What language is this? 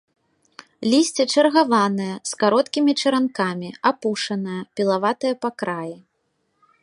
Belarusian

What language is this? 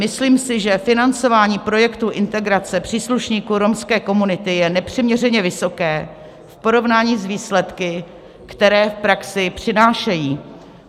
Czech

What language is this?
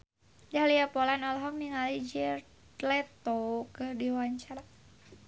Sundanese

